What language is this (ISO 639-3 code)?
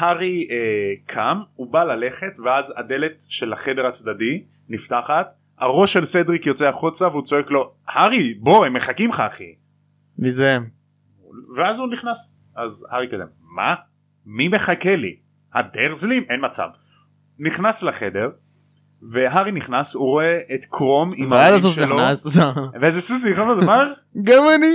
heb